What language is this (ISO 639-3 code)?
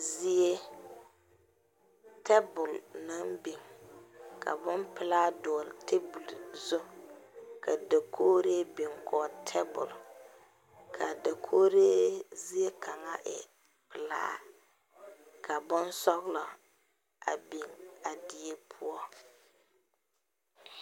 dga